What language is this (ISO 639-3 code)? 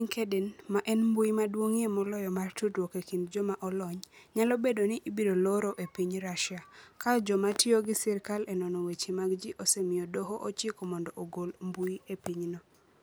luo